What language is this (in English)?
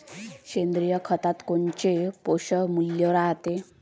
Marathi